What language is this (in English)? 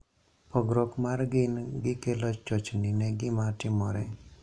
Luo (Kenya and Tanzania)